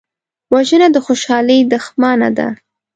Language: Pashto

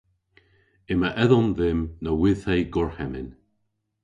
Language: Cornish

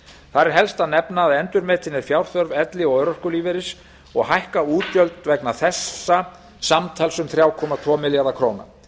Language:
Icelandic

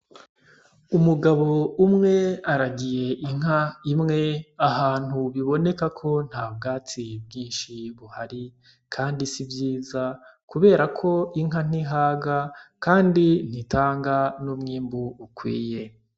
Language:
Rundi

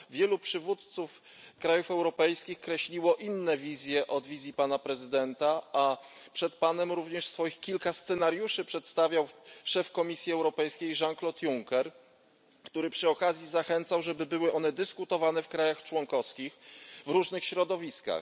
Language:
Polish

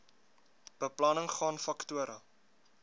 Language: Afrikaans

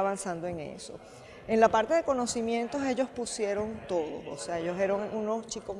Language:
Spanish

